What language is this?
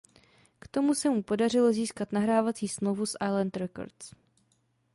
Czech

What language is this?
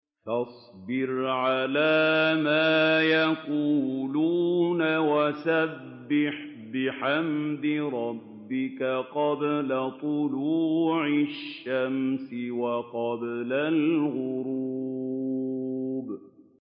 Arabic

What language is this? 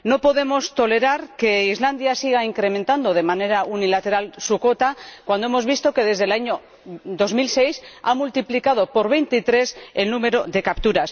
Spanish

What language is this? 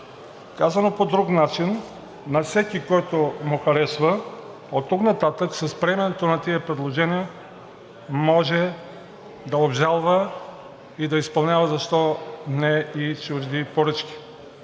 Bulgarian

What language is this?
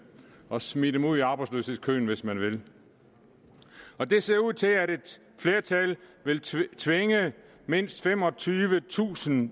Danish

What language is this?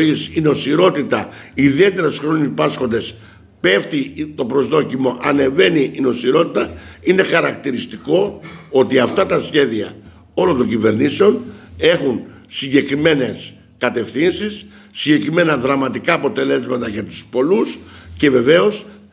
Greek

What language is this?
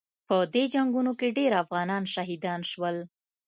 Pashto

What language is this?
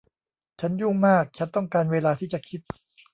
Thai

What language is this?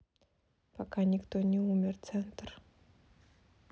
Russian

